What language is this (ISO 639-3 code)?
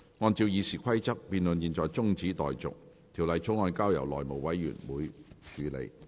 yue